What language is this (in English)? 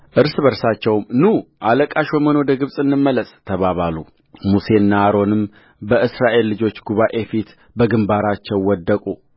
Amharic